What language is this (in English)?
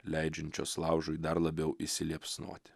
Lithuanian